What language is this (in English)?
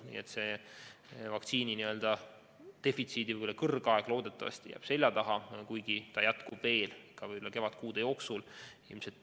Estonian